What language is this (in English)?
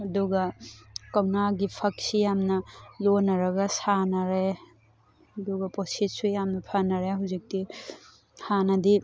Manipuri